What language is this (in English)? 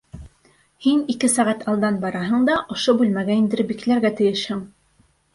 Bashkir